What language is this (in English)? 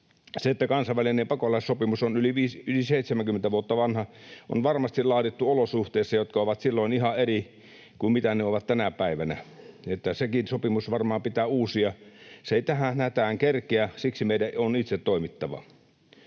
Finnish